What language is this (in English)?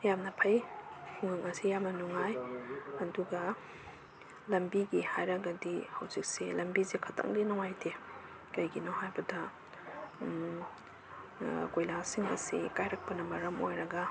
Manipuri